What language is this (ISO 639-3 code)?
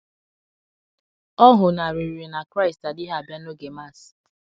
ibo